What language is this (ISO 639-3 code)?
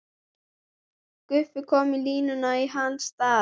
isl